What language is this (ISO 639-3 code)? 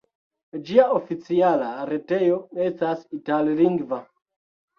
epo